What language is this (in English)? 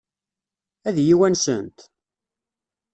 Kabyle